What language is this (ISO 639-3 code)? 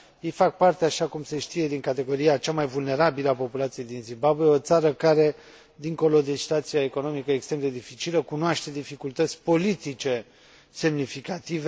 ron